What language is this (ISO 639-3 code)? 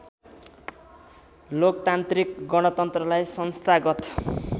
nep